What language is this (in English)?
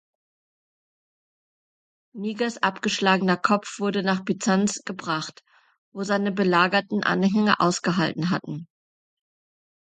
German